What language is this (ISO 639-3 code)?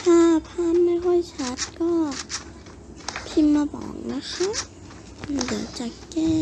tha